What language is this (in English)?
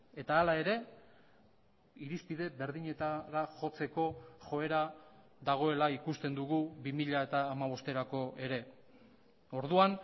Basque